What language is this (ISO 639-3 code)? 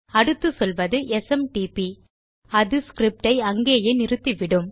tam